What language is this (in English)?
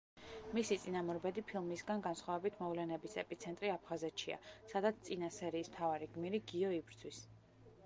Georgian